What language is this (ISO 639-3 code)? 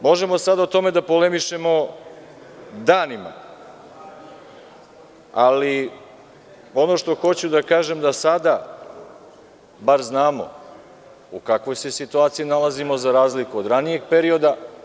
srp